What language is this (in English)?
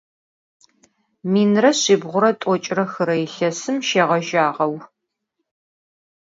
Adyghe